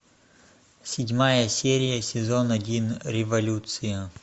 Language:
Russian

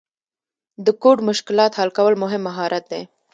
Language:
Pashto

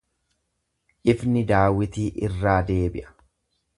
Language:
Oromo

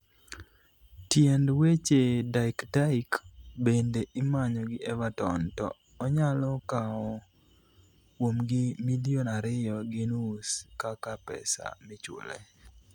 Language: Luo (Kenya and Tanzania)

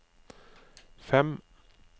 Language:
Norwegian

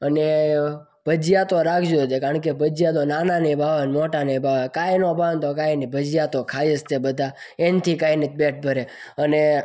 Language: Gujarati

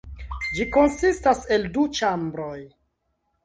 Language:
Esperanto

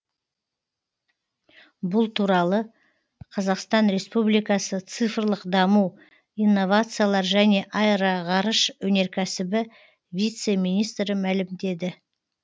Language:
Kazakh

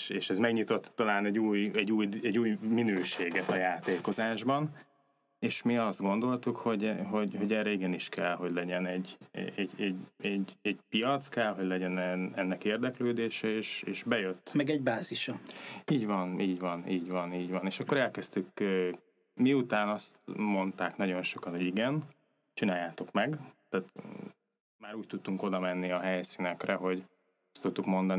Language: Hungarian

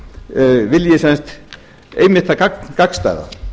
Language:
Icelandic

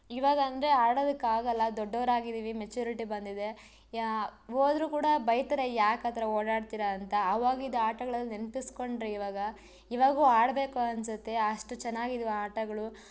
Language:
Kannada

